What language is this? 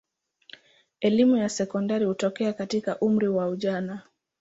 Swahili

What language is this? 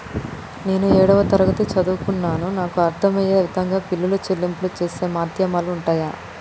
Telugu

